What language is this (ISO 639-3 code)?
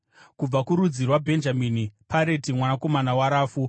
sna